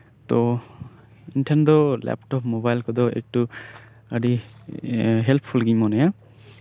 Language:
Santali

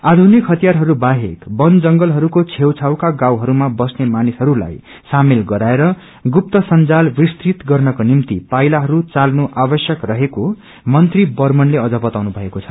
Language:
Nepali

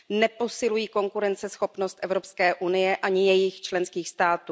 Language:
Czech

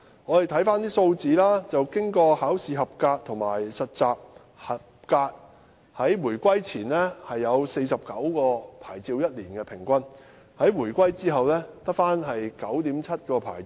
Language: Cantonese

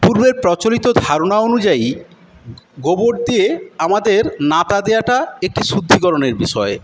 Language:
Bangla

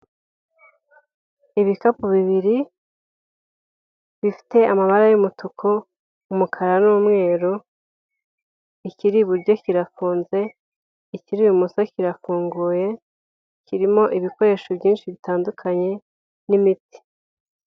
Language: Kinyarwanda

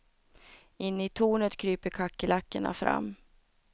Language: Swedish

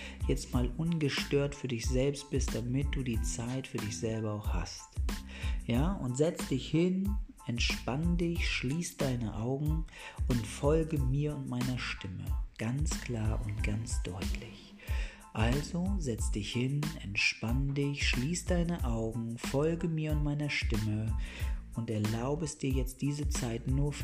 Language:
German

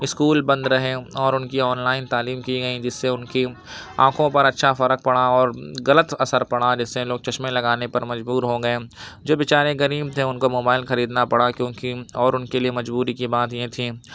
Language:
Urdu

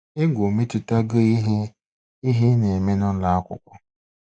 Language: Igbo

